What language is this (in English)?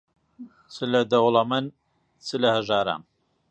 Central Kurdish